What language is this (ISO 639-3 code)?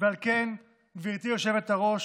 heb